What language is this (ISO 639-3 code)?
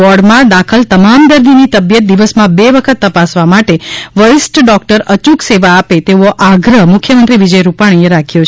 guj